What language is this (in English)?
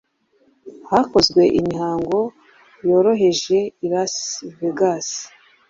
Kinyarwanda